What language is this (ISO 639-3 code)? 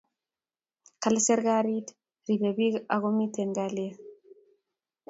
kln